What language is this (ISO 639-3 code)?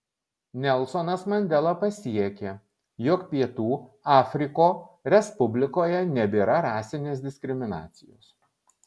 lit